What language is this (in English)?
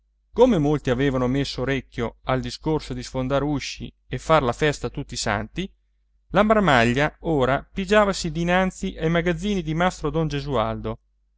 Italian